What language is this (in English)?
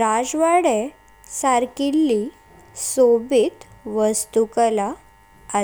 Konkani